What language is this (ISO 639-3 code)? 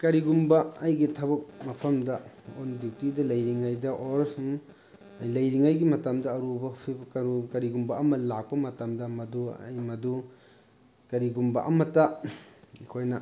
mni